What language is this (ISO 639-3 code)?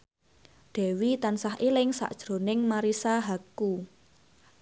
jav